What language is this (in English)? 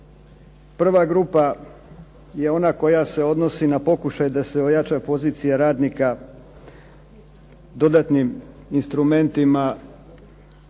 Croatian